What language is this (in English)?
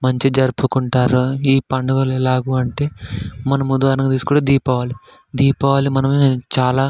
Telugu